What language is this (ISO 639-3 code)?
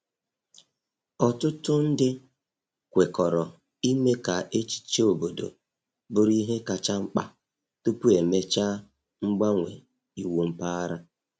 ibo